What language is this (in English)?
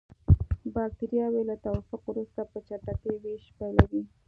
Pashto